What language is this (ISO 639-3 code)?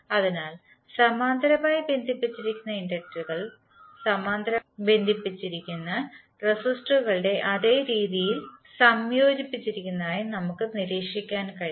mal